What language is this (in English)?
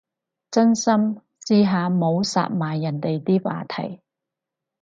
Cantonese